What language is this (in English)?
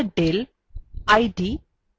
Bangla